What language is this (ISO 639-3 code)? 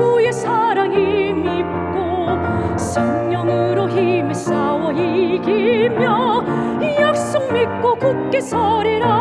kor